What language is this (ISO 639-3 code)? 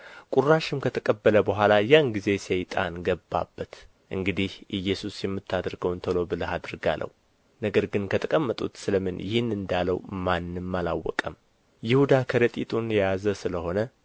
amh